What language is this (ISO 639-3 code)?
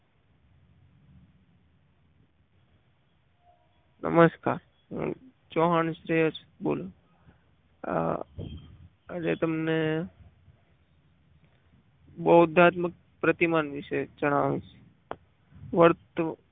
guj